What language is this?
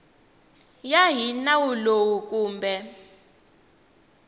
Tsonga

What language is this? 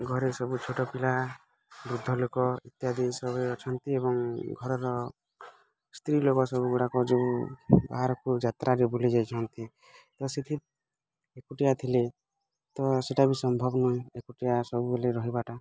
Odia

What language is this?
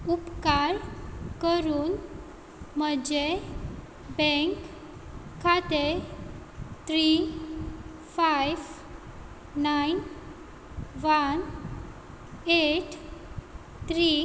Konkani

